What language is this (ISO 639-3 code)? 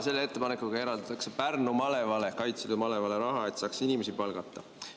est